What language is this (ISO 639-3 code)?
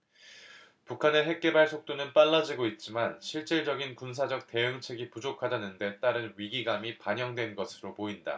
kor